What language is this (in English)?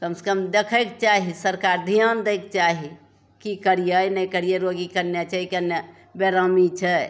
Maithili